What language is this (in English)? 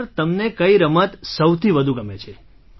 Gujarati